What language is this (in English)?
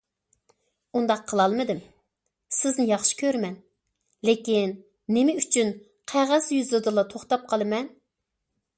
Uyghur